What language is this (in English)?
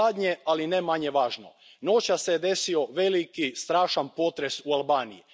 Croatian